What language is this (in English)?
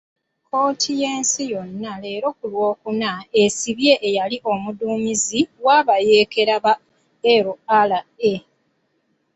Ganda